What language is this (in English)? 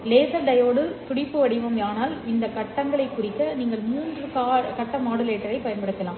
Tamil